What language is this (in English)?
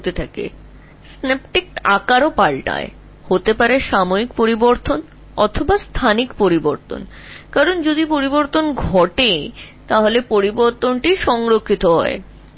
Bangla